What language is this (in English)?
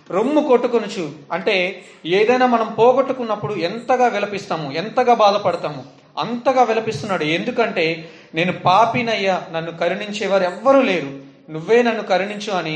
Telugu